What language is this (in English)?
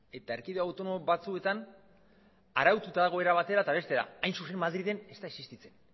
Basque